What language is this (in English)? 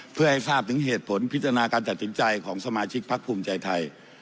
Thai